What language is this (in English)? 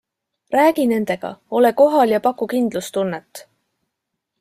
Estonian